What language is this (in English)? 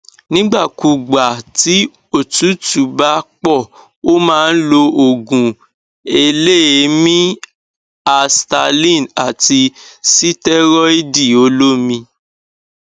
Yoruba